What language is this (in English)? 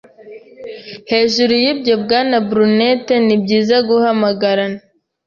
Kinyarwanda